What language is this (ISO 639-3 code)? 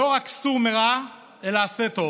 heb